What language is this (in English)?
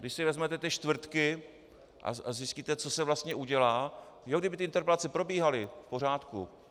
Czech